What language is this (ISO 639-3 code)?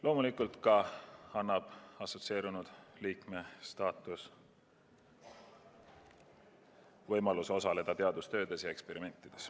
est